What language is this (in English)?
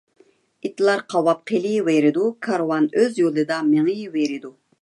Uyghur